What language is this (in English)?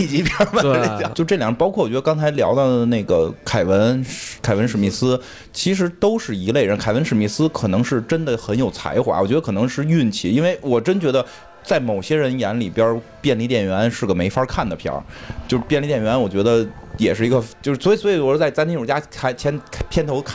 Chinese